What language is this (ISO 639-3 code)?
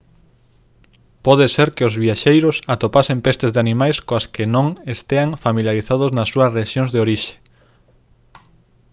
glg